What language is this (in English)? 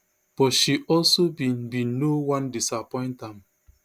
Nigerian Pidgin